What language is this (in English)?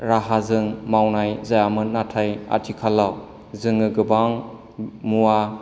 Bodo